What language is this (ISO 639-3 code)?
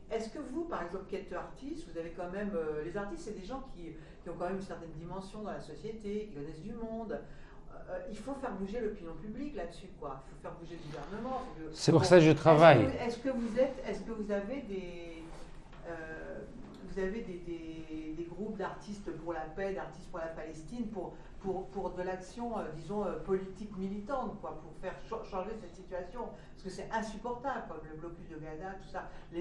fra